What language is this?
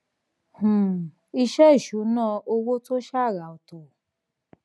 Yoruba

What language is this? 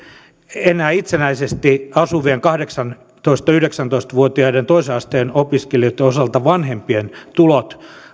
Finnish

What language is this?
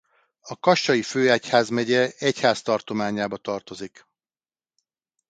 Hungarian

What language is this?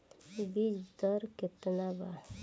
Bhojpuri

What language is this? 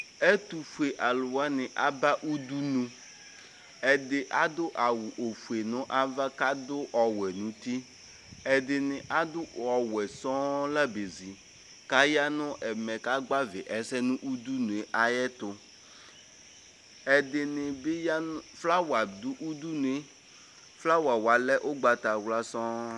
Ikposo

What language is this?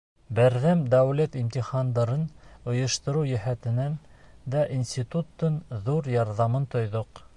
Bashkir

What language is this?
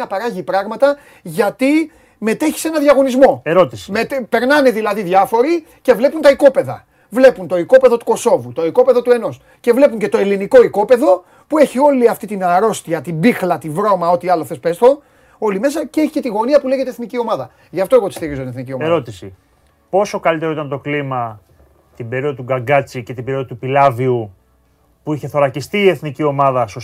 Greek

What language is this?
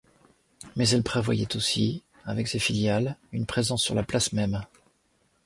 French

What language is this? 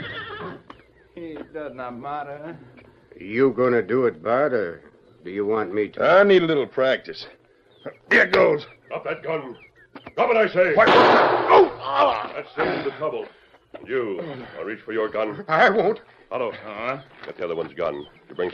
English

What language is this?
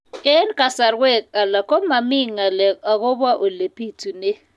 Kalenjin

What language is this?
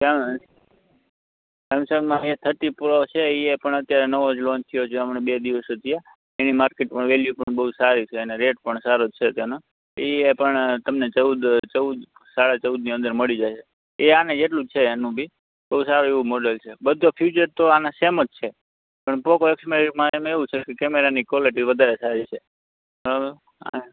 Gujarati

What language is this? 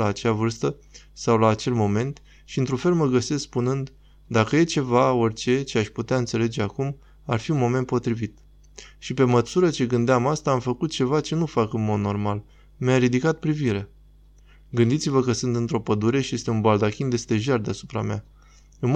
Romanian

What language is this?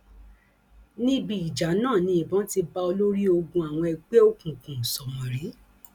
Yoruba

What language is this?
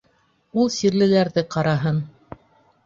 Bashkir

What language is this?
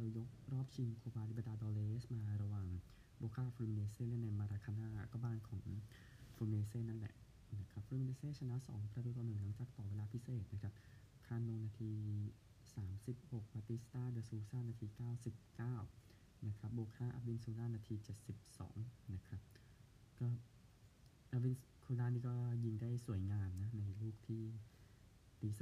Thai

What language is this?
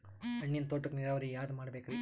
Kannada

